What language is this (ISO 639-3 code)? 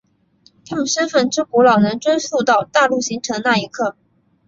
zho